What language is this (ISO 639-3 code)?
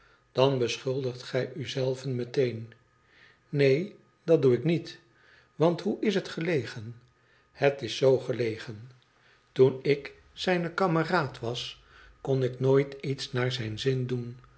nld